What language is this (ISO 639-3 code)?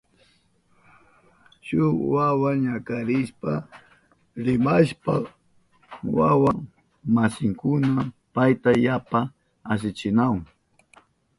qup